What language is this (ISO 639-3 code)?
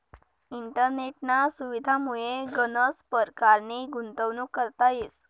mar